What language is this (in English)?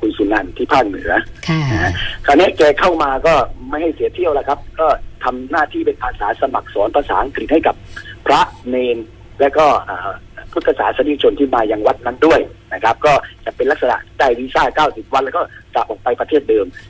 Thai